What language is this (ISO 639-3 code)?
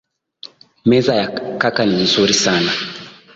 swa